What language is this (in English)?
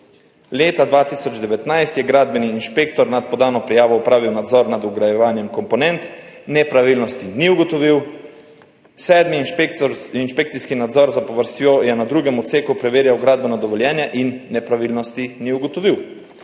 Slovenian